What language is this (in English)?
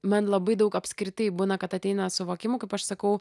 Lithuanian